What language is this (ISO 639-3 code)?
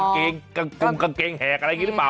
tha